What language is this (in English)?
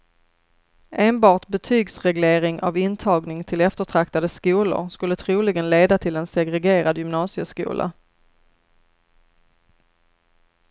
Swedish